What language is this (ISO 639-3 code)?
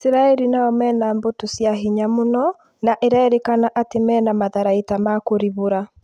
kik